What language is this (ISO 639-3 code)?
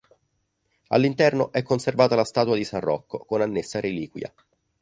ita